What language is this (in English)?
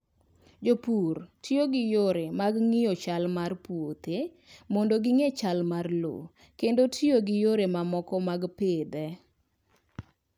Luo (Kenya and Tanzania)